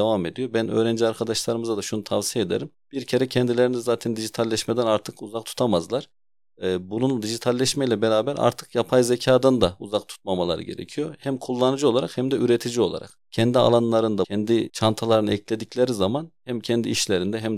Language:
Turkish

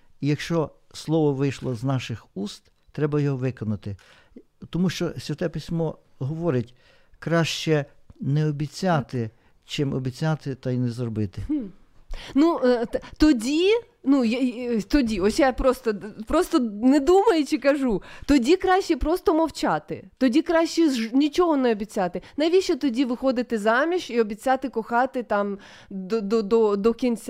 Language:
Ukrainian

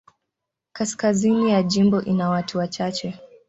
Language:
Swahili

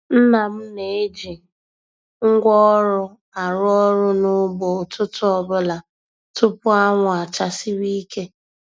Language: Igbo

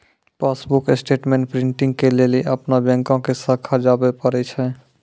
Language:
Maithili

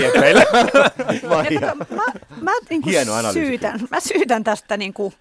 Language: Finnish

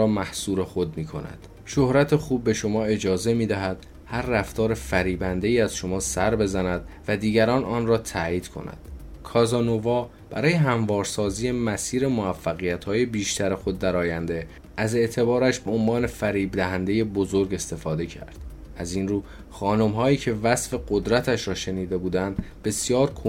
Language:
Persian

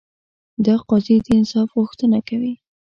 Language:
Pashto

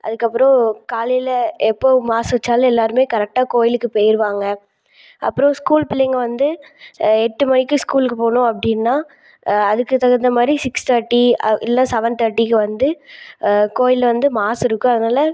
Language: Tamil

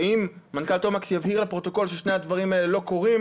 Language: Hebrew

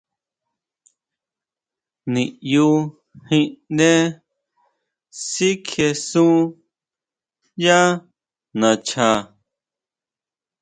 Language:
Huautla Mazatec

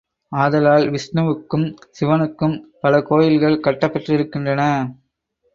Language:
Tamil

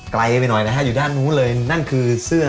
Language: Thai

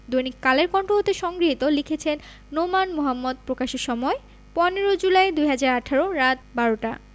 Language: Bangla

